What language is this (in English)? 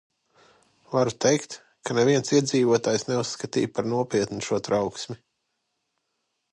Latvian